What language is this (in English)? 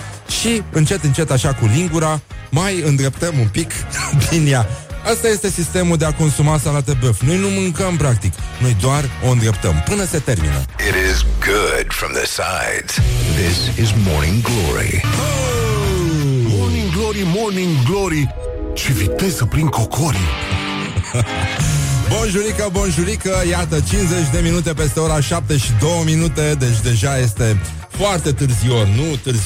Romanian